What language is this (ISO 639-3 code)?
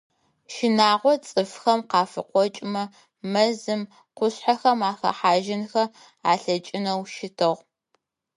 ady